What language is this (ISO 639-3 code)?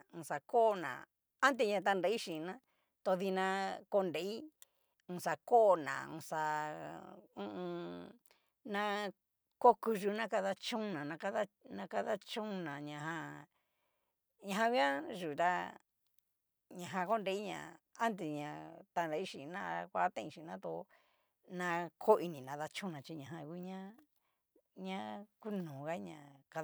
miu